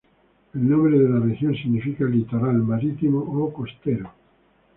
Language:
Spanish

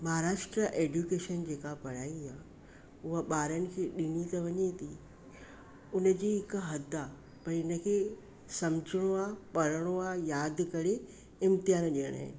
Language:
Sindhi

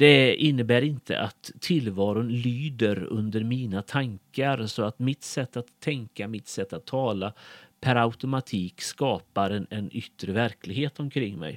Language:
Swedish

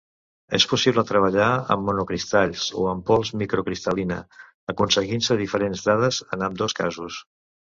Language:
Catalan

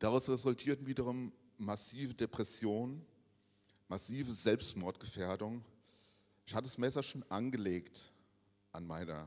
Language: German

